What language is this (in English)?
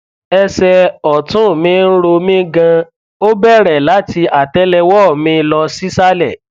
Yoruba